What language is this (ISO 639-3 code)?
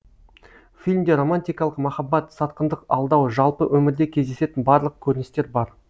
kaz